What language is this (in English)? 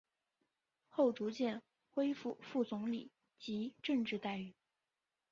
Chinese